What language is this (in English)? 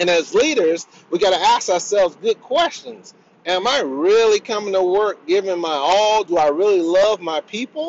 English